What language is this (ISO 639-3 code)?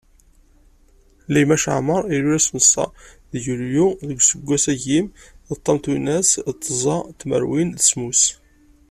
kab